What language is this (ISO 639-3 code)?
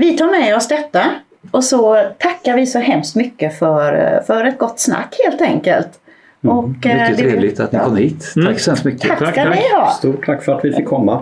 swe